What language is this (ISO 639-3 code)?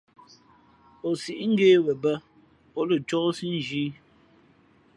fmp